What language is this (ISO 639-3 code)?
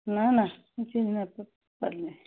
ori